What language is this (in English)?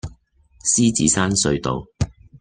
Cantonese